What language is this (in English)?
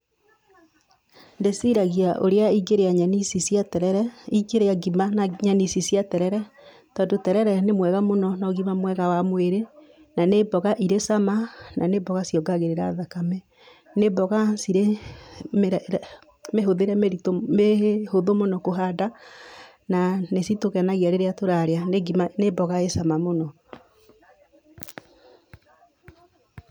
Kikuyu